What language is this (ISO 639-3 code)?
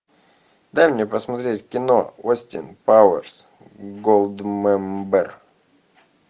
rus